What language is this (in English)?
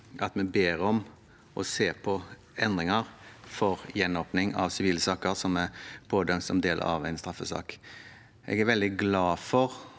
Norwegian